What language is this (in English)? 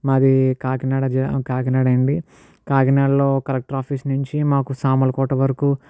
Telugu